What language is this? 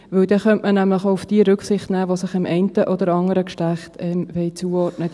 Swiss German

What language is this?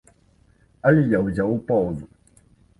Belarusian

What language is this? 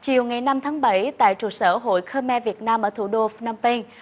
Vietnamese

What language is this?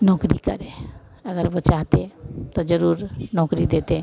Hindi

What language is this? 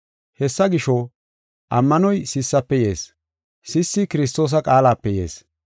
Gofa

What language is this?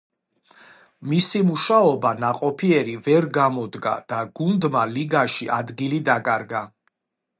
Georgian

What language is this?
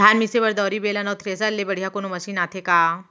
Chhattisgarhi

